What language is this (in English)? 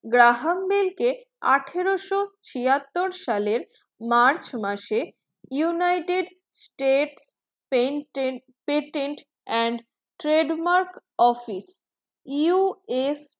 Bangla